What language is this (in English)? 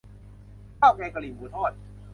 Thai